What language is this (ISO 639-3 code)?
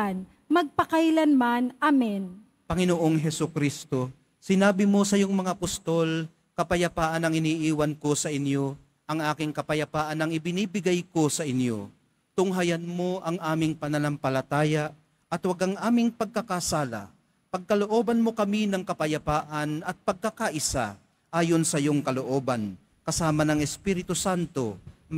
fil